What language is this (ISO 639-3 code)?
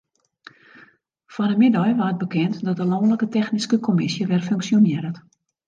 fry